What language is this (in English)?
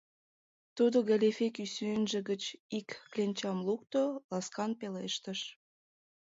Mari